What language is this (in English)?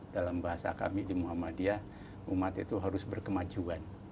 Indonesian